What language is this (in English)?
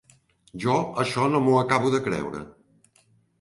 Catalan